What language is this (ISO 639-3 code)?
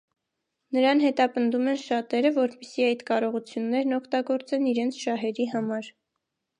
hye